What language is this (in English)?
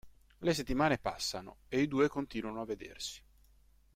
Italian